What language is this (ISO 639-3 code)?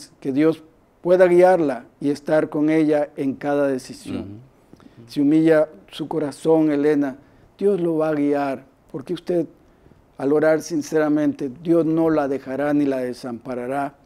spa